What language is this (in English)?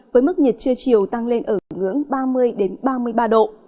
Vietnamese